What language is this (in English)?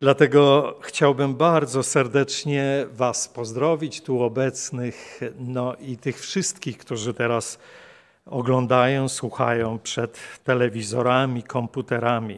Polish